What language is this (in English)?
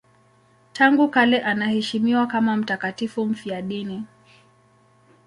Swahili